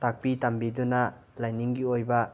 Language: Manipuri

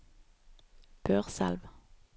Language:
Norwegian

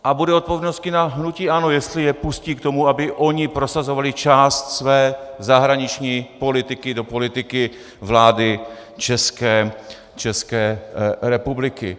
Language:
Czech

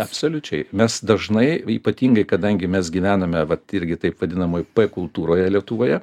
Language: Lithuanian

